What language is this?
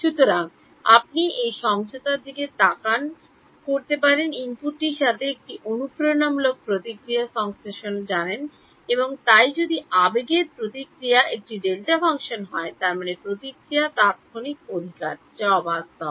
Bangla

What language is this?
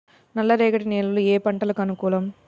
Telugu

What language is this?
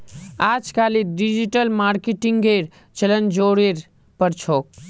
Magahi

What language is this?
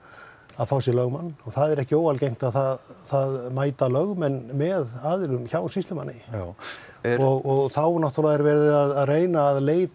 Icelandic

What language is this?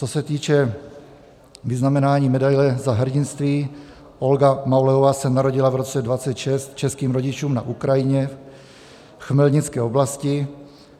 Czech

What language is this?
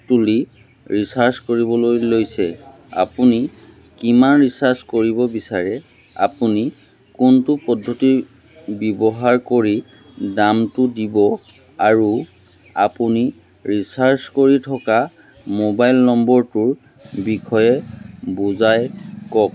Assamese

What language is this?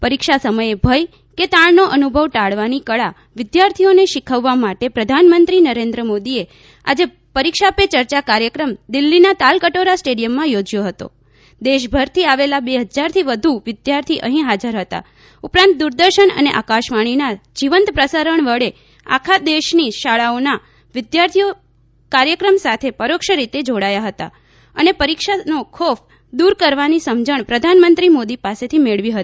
Gujarati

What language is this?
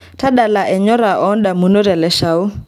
Masai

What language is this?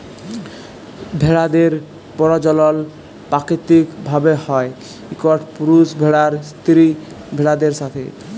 Bangla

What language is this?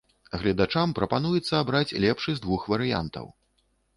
Belarusian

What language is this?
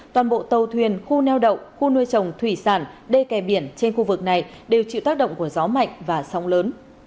Vietnamese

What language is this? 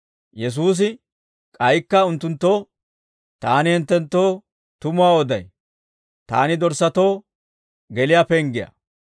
Dawro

